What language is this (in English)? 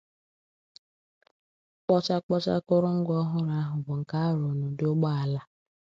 Igbo